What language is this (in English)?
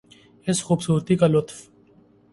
Urdu